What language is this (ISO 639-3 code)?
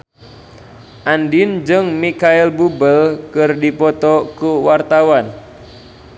sun